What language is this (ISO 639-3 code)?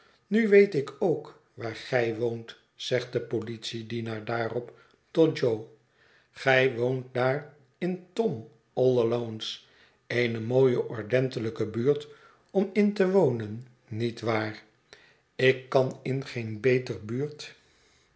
nld